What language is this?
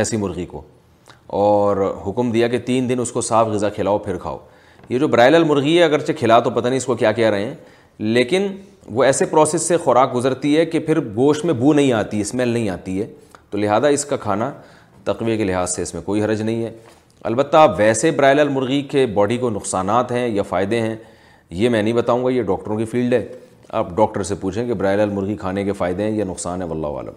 Urdu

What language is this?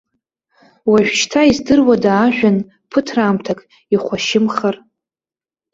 Abkhazian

